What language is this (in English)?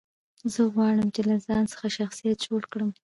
Pashto